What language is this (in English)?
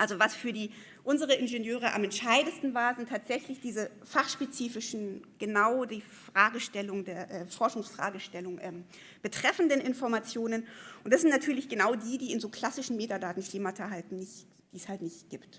German